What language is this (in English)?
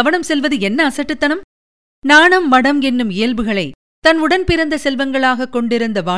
Tamil